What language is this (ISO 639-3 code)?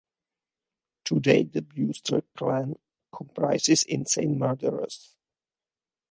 eng